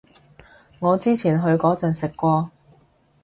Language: Cantonese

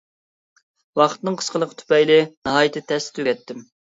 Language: Uyghur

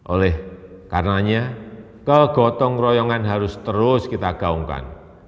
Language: Indonesian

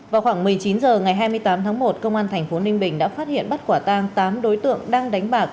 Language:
Vietnamese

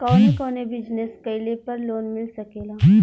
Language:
Bhojpuri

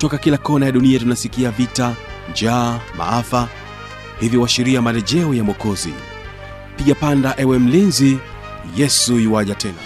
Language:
Swahili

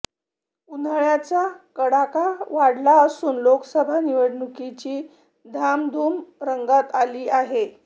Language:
Marathi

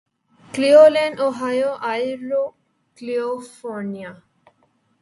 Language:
Urdu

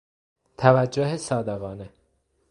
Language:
Persian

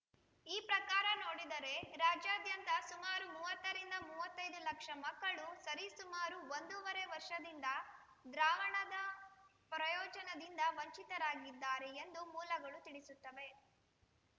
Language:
Kannada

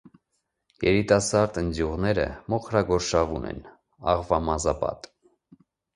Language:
Armenian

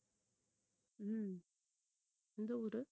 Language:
Tamil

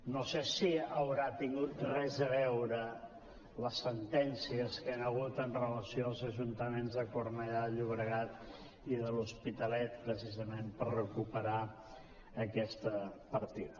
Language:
Catalan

